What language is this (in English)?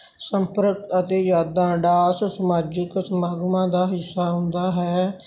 Punjabi